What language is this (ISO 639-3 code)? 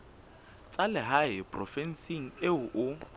sot